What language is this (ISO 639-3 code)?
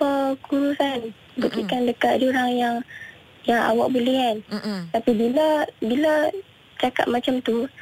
msa